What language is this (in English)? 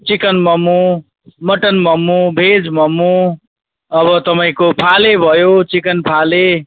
Nepali